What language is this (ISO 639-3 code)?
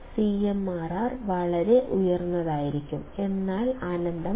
mal